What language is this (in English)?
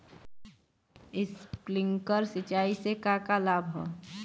Bhojpuri